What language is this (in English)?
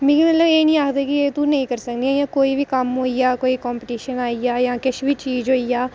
Dogri